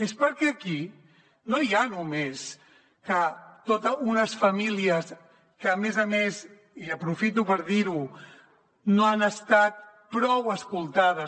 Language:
Catalan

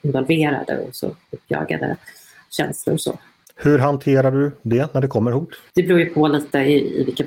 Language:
Swedish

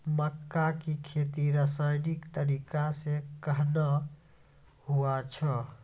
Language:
Maithili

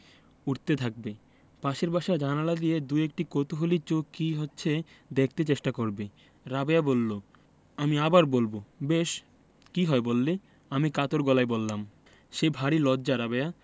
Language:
Bangla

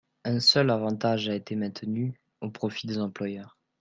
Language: French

